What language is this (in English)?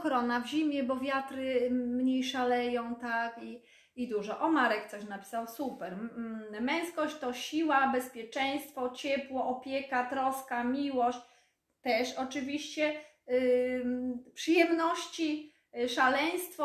Polish